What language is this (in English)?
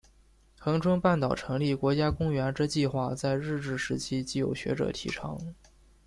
Chinese